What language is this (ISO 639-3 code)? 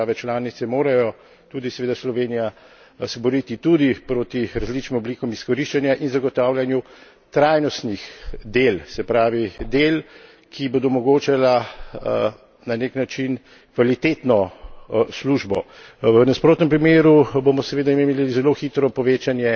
slv